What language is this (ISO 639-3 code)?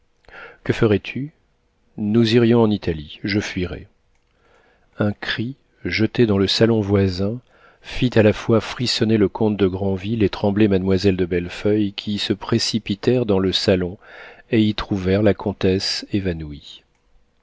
fra